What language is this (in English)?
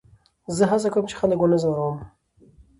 Pashto